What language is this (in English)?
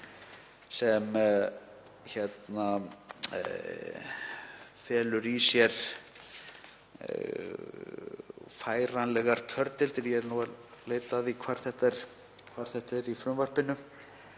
Icelandic